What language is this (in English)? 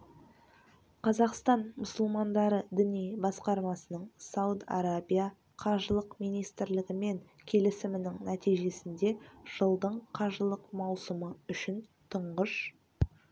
Kazakh